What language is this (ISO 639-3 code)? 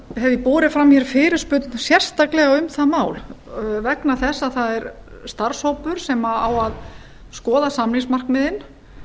isl